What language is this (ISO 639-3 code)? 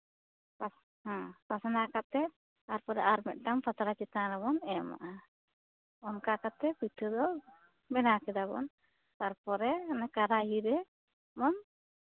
sat